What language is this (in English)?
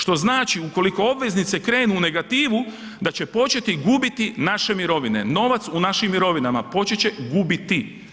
Croatian